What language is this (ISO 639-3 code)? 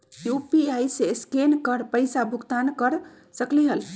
mag